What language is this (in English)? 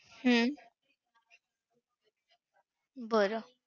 Marathi